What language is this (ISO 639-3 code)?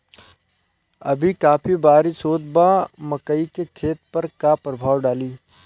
bho